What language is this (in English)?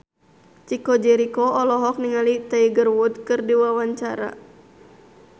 Sundanese